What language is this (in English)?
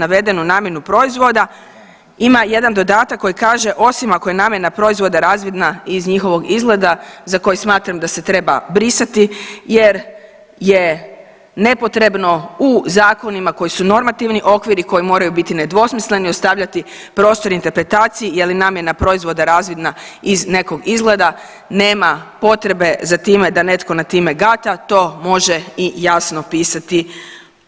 Croatian